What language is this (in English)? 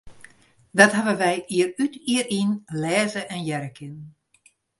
Western Frisian